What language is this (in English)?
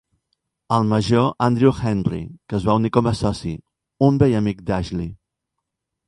Catalan